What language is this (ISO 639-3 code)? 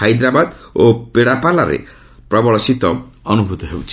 ori